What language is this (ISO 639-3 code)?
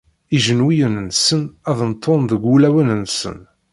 kab